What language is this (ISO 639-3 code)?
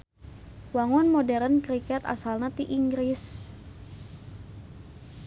sun